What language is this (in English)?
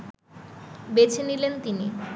Bangla